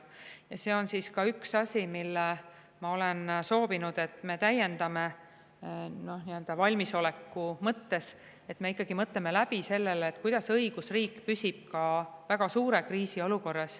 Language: Estonian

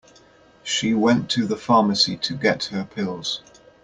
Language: English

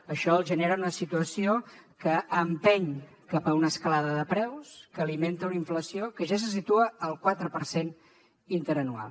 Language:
Catalan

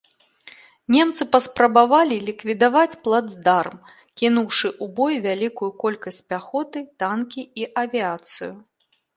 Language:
Belarusian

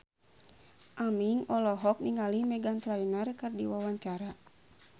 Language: Sundanese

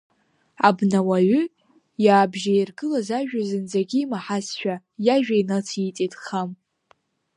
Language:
Abkhazian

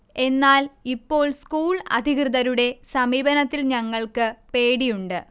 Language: Malayalam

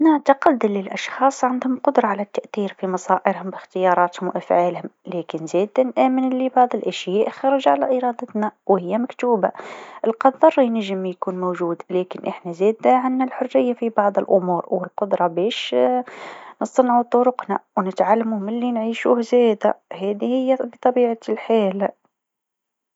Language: Tunisian Arabic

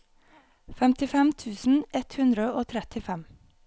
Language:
Norwegian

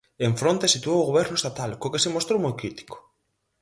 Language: Galician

